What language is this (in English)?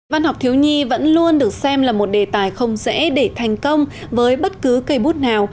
Vietnamese